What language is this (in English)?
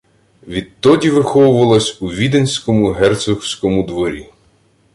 Ukrainian